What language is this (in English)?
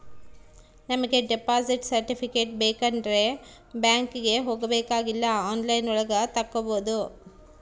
Kannada